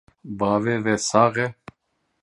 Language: Kurdish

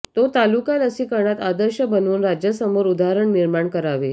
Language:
Marathi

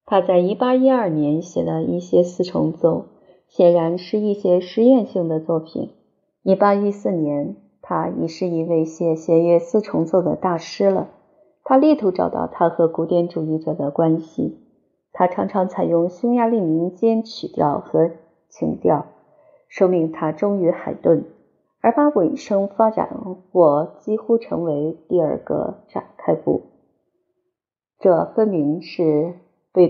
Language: Chinese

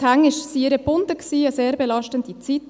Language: Swiss German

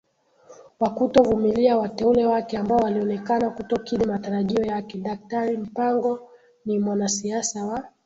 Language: Swahili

